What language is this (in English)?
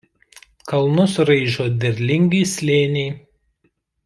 Lithuanian